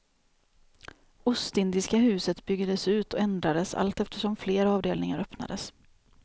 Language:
Swedish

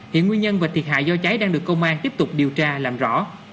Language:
Vietnamese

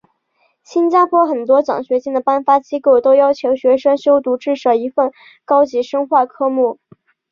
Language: Chinese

